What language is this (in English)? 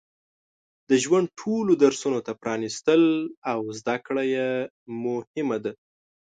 Pashto